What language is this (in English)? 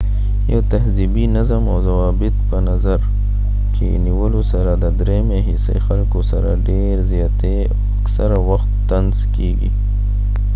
Pashto